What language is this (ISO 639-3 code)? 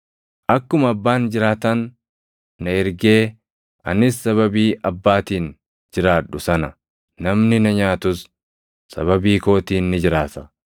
orm